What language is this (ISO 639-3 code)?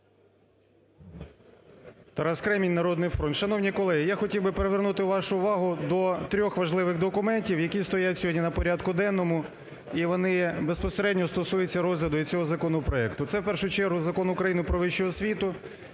ukr